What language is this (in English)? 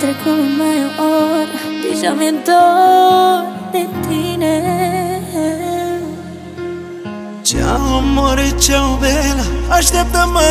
Romanian